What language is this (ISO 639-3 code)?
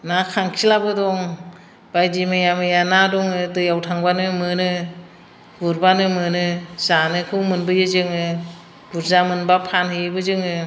brx